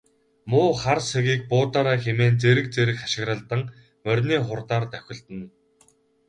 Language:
Mongolian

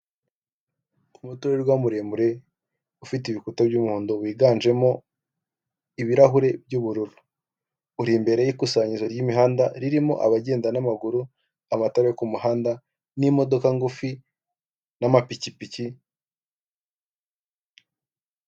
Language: Kinyarwanda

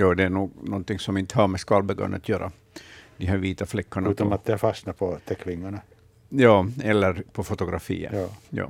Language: Swedish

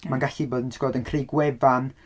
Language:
Welsh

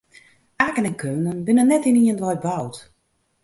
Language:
Western Frisian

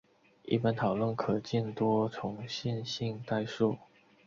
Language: Chinese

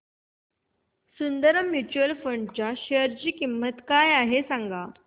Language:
Marathi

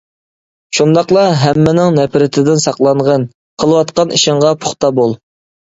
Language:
Uyghur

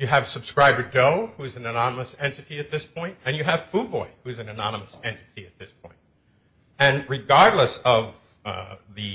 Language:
English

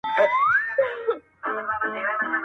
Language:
Pashto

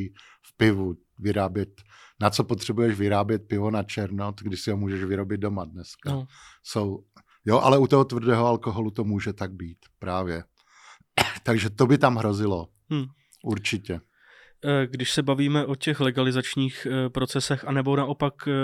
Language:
Czech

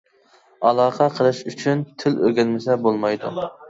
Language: Uyghur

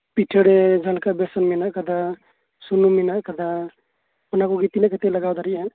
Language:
Santali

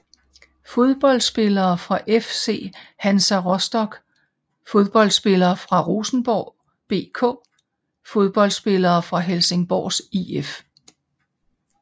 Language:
Danish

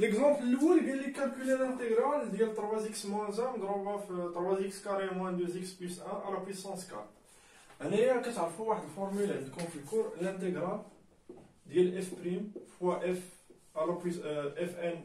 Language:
French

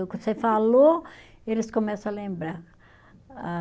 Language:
Portuguese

